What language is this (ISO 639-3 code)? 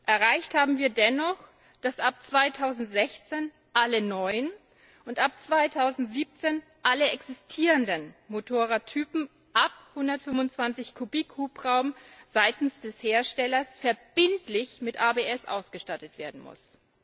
deu